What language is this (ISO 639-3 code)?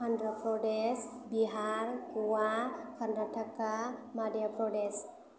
brx